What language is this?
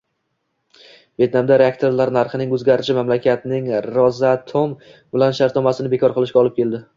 Uzbek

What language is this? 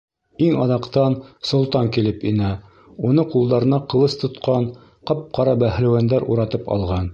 Bashkir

